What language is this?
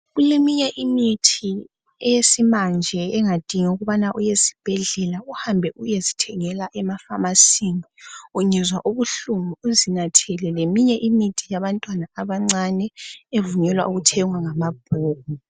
North Ndebele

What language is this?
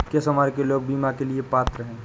Hindi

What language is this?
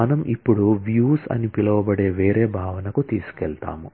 Telugu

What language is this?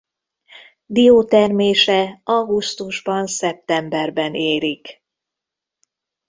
Hungarian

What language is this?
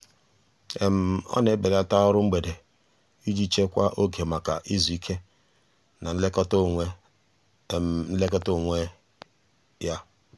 Igbo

